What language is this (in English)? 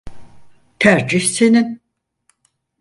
Turkish